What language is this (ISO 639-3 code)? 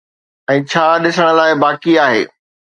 snd